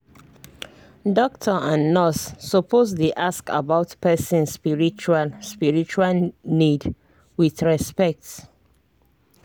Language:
Nigerian Pidgin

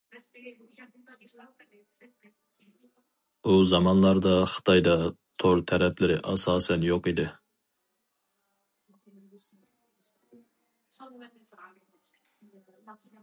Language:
Uyghur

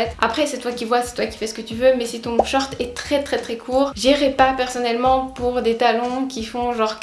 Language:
French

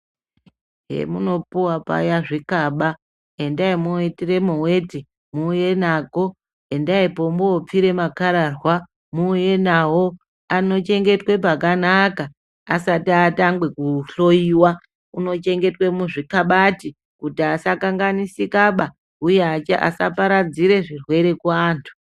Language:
Ndau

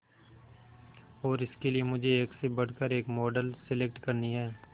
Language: Hindi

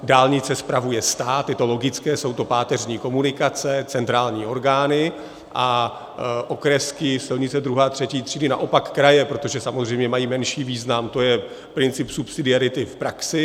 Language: Czech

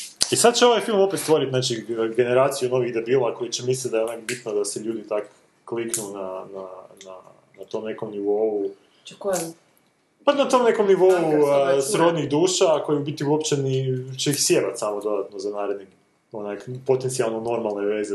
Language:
Croatian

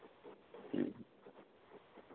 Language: Santali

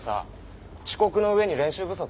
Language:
Japanese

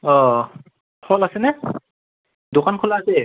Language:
Assamese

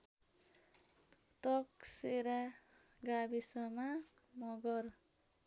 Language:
Nepali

